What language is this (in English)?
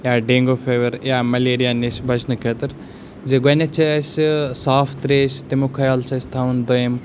Kashmiri